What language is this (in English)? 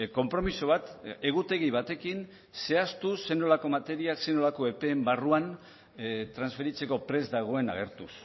Basque